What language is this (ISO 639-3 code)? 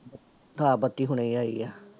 pan